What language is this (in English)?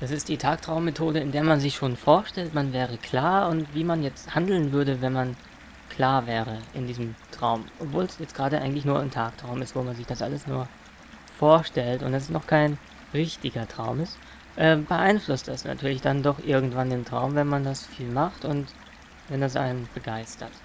German